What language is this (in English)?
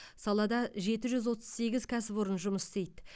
Kazakh